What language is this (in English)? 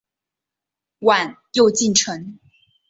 Chinese